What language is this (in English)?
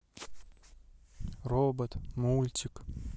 Russian